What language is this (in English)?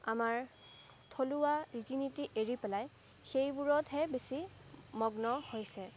Assamese